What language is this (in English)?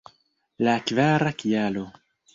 Esperanto